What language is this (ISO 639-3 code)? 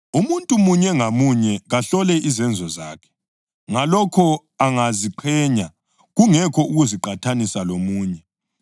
nde